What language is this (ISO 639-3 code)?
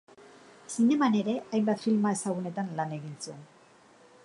eus